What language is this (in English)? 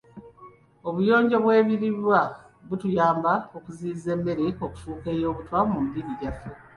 Ganda